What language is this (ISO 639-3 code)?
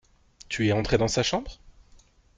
fra